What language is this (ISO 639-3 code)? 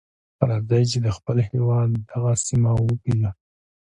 pus